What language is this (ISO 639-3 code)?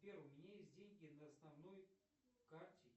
rus